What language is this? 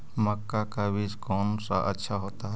Magahi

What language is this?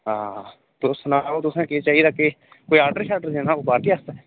Dogri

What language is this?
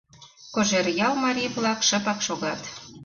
Mari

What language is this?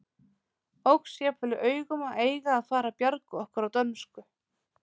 Icelandic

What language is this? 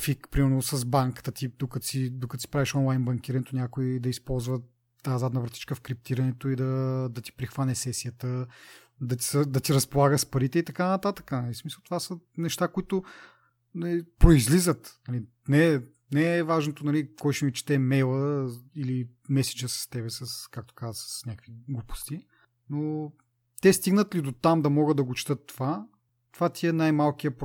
Bulgarian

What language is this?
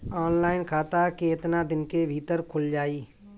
Bhojpuri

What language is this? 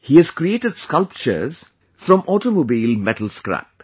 English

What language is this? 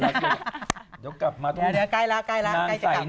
Thai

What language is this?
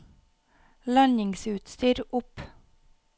Norwegian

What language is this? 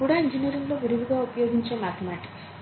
Telugu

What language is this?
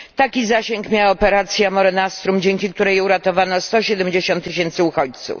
Polish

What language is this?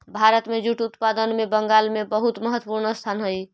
Magahi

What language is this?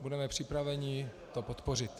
Czech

